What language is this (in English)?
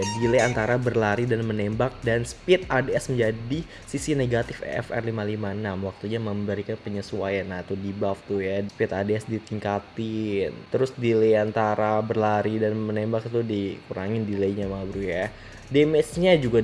Indonesian